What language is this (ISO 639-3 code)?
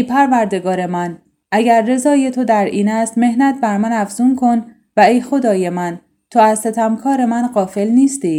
fas